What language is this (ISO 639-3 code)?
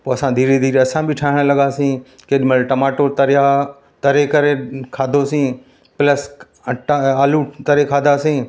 snd